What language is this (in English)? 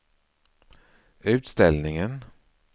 Swedish